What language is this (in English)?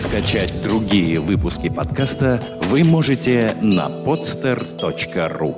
Russian